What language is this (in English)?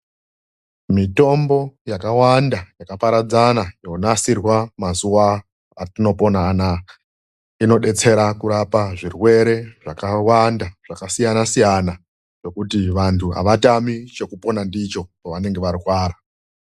Ndau